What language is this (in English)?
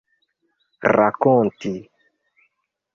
Esperanto